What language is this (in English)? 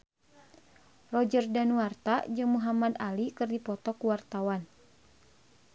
Sundanese